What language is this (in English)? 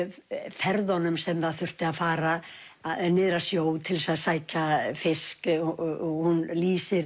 Icelandic